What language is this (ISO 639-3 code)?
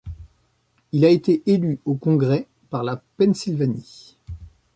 fra